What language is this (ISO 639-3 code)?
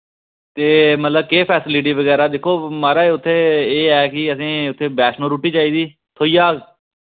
doi